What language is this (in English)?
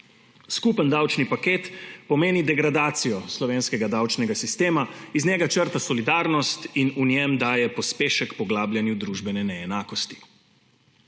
Slovenian